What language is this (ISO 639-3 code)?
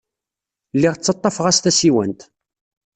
kab